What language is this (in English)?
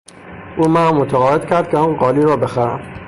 Persian